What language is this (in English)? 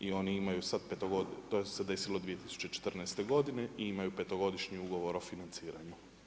Croatian